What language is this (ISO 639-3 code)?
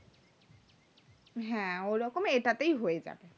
ben